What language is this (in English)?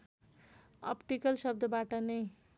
Nepali